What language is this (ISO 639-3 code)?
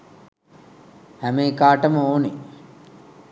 sin